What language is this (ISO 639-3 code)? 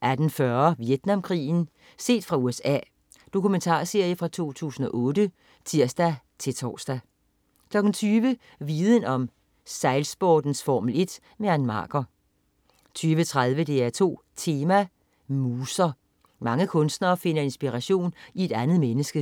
dan